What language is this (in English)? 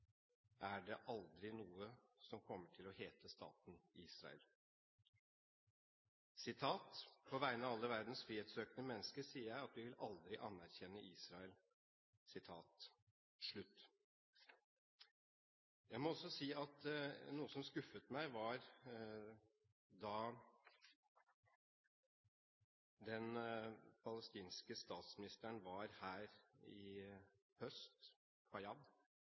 Norwegian Bokmål